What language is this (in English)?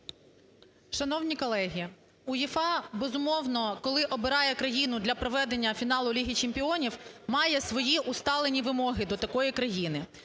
Ukrainian